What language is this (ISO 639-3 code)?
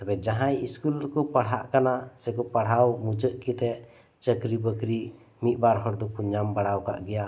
sat